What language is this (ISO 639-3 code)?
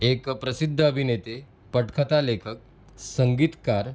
mar